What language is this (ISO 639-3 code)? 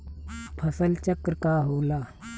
bho